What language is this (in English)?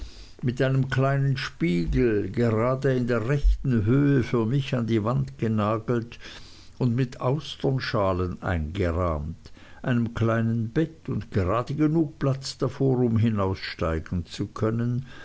German